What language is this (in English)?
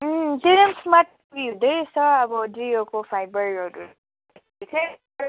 Nepali